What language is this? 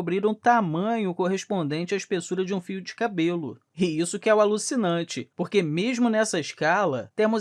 Portuguese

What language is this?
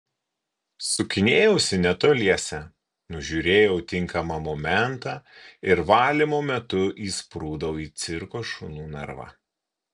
Lithuanian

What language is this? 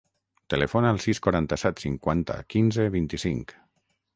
Catalan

